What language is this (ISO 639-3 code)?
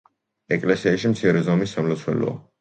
kat